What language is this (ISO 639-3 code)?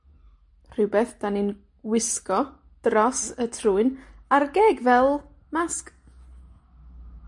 cym